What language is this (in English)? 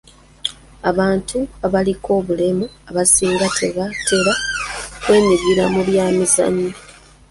Ganda